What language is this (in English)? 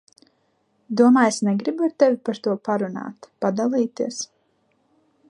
Latvian